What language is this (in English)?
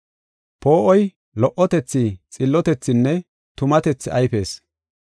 Gofa